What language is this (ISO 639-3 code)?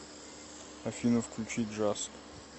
rus